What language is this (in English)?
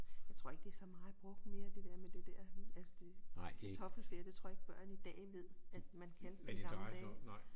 Danish